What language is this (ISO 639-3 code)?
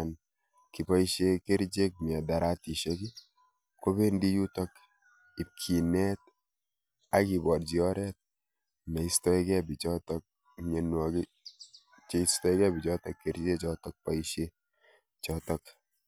kln